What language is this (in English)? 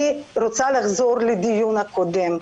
Hebrew